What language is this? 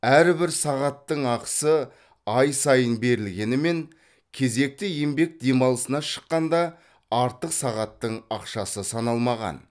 Kazakh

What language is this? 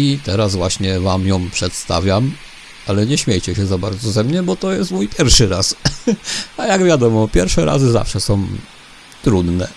Polish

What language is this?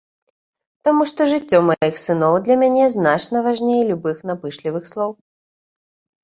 Belarusian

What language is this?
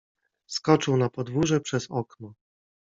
Polish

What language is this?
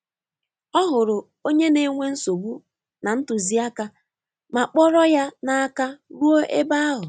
Igbo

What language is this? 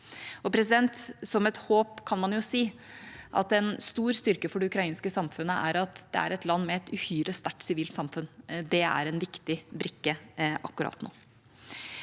Norwegian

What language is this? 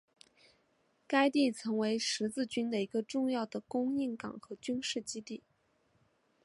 Chinese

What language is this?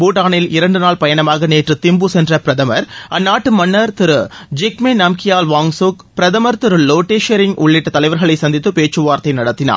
Tamil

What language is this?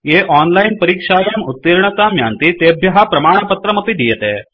Sanskrit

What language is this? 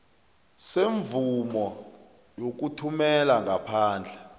South Ndebele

